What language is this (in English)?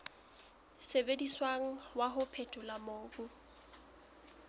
Southern Sotho